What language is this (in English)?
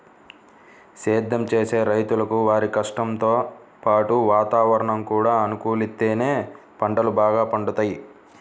Telugu